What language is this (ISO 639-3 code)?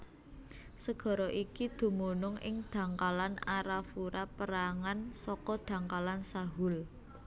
jav